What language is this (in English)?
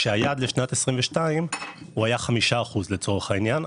Hebrew